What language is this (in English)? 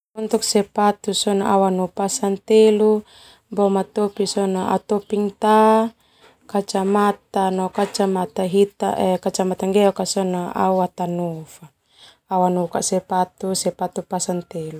Termanu